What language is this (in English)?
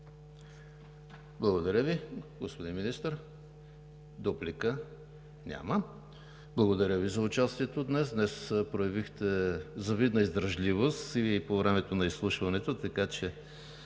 Bulgarian